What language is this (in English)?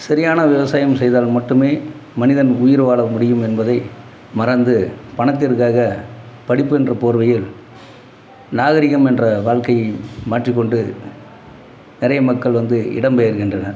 Tamil